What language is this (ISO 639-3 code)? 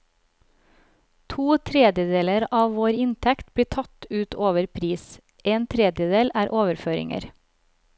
nor